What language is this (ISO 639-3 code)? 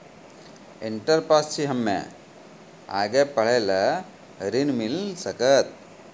mai